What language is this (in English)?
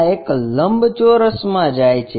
Gujarati